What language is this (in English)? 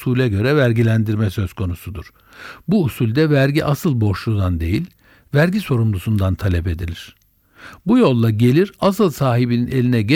Turkish